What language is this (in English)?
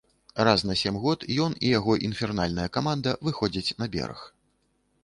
Belarusian